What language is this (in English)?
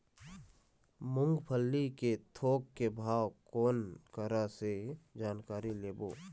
Chhattisgarhi